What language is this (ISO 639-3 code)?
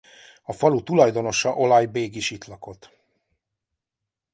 hun